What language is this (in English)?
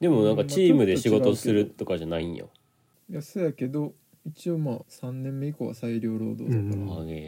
Japanese